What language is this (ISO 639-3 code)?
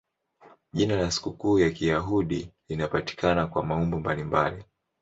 swa